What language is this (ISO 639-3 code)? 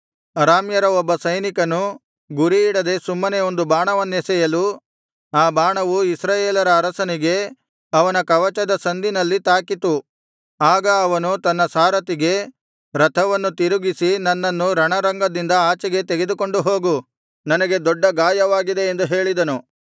kan